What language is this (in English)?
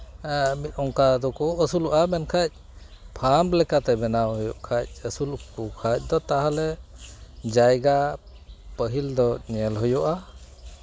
Santali